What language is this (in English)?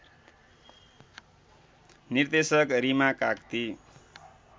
Nepali